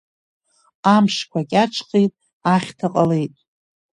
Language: Abkhazian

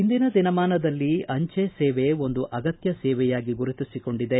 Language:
Kannada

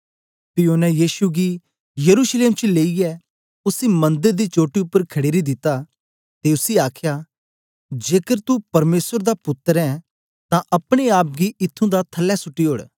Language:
Dogri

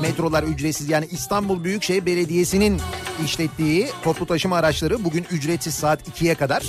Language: Turkish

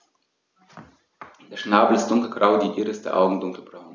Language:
German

